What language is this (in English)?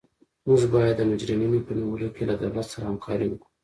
Pashto